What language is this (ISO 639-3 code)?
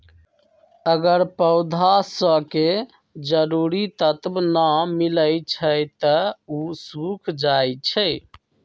mag